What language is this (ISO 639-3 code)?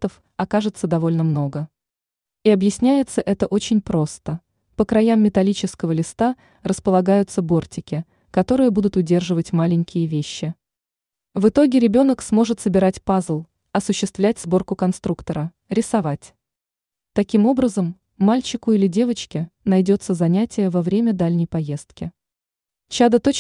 rus